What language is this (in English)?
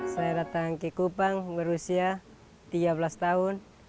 Indonesian